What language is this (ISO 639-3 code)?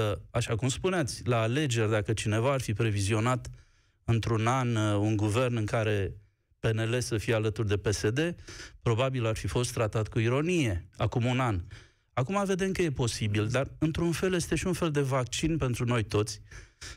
ron